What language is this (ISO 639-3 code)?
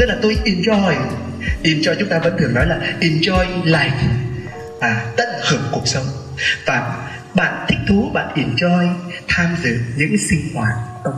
vie